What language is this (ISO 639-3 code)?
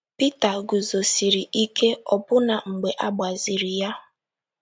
ibo